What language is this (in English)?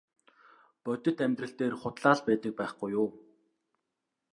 Mongolian